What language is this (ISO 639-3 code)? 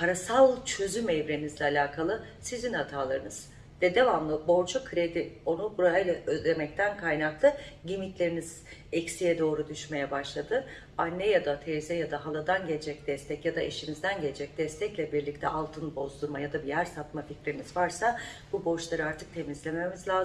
tur